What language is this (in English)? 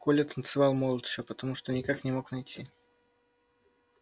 Russian